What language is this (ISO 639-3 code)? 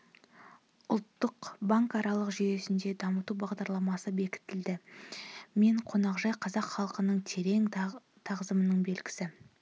kaz